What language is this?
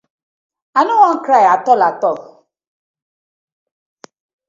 Nigerian Pidgin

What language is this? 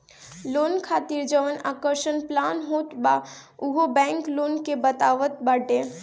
Bhojpuri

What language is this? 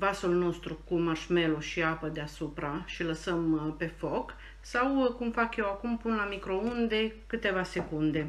Romanian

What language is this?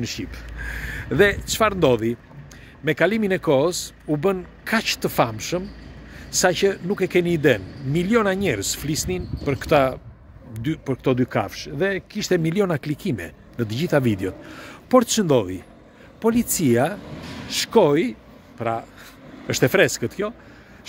Romanian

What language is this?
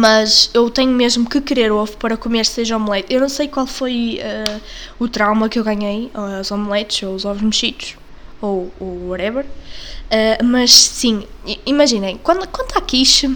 Portuguese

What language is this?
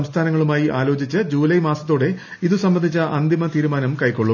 Malayalam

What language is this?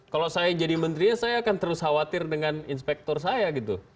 Indonesian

